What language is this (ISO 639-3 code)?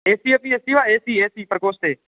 san